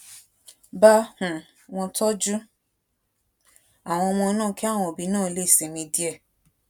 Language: Yoruba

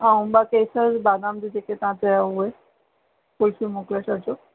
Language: Sindhi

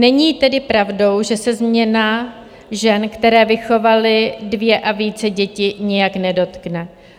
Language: Czech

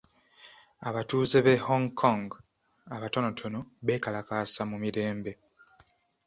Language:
Ganda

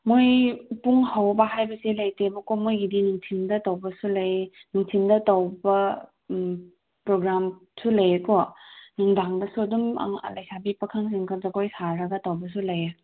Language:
Manipuri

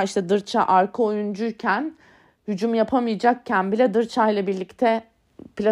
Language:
Turkish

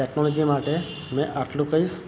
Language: Gujarati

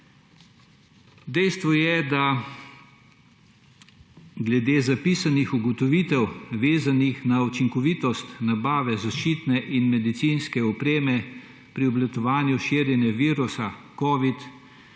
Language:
Slovenian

